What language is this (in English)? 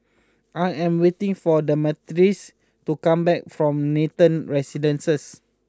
English